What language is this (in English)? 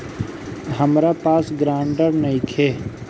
Bhojpuri